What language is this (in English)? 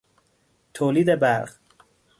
Persian